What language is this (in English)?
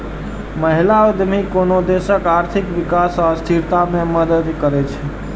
Maithili